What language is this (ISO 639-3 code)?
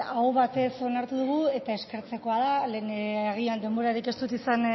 eus